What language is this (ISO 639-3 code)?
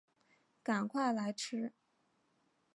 zho